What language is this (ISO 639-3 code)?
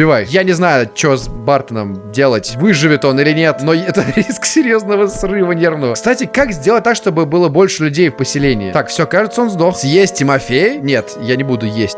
rus